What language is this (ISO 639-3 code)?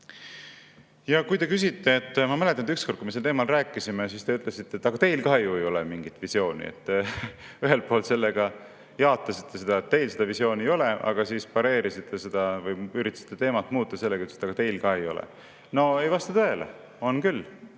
est